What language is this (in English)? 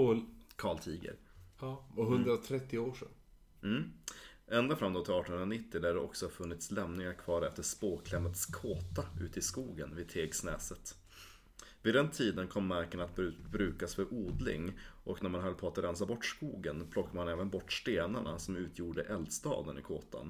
Swedish